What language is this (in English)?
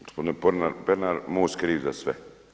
Croatian